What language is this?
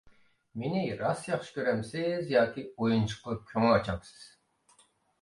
Uyghur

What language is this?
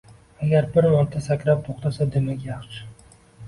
Uzbek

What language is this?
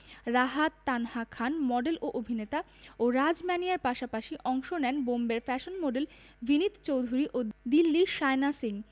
Bangla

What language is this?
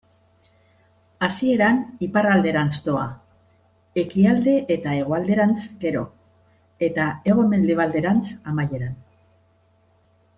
Basque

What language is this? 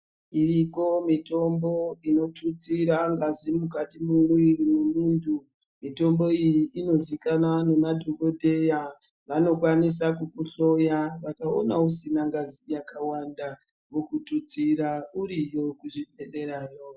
Ndau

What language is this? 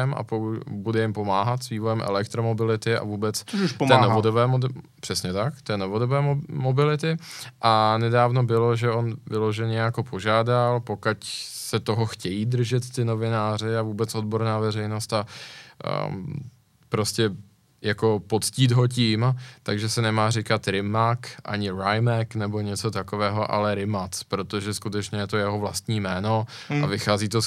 Czech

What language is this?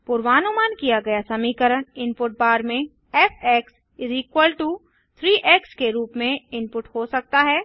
Hindi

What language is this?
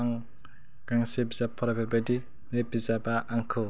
Bodo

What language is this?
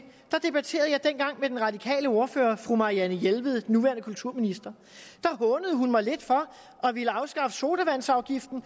Danish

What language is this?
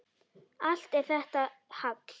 Icelandic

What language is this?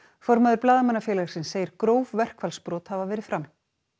Icelandic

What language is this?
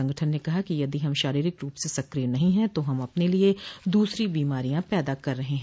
Hindi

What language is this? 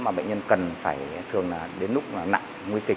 Vietnamese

